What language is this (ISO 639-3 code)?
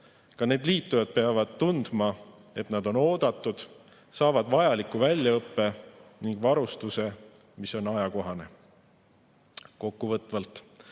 est